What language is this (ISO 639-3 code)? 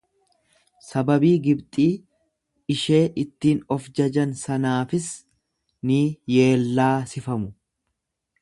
orm